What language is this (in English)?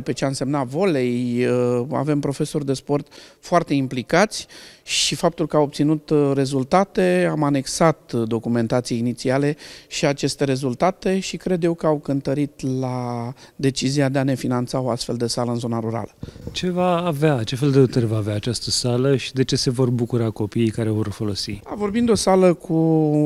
Romanian